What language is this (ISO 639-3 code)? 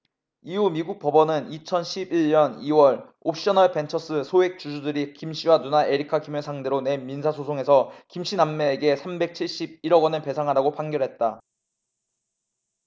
kor